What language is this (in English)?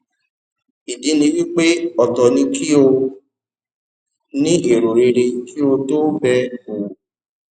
Yoruba